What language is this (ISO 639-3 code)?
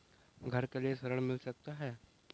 hin